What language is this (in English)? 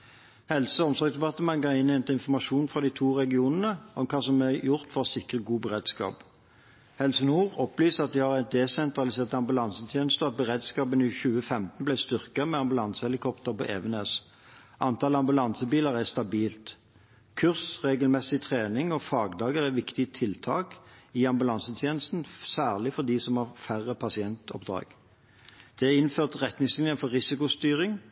Norwegian Bokmål